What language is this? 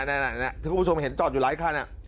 Thai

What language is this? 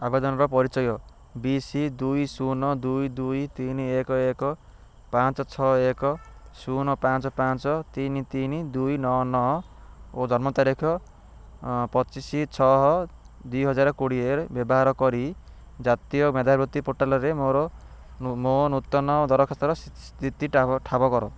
Odia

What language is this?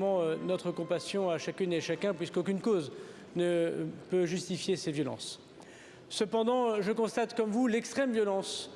French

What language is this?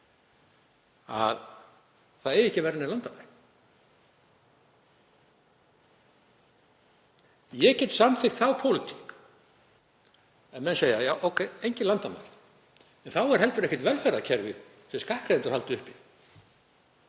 Icelandic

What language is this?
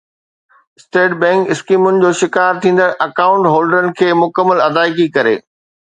Sindhi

